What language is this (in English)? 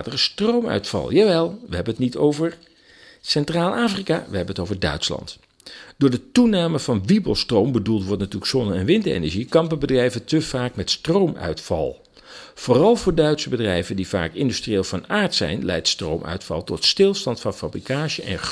Dutch